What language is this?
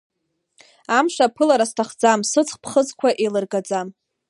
Abkhazian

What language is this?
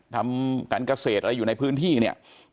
Thai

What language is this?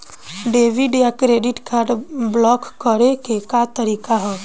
Bhojpuri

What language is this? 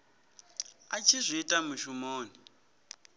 Venda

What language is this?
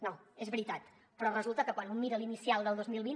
Catalan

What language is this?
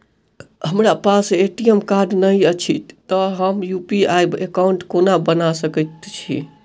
Maithili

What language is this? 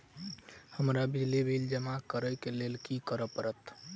Maithili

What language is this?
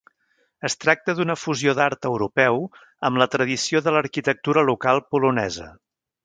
Catalan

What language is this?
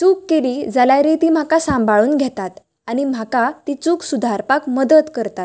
Konkani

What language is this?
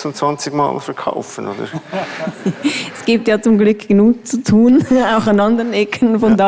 German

